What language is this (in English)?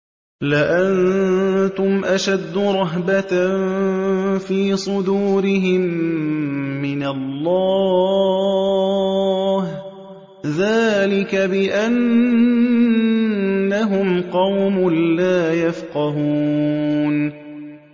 Arabic